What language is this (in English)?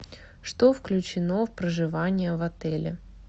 Russian